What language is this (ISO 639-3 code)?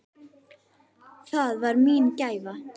isl